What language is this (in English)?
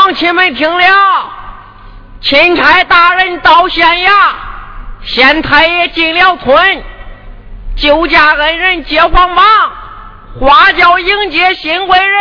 Chinese